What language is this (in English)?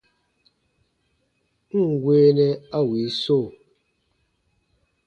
Baatonum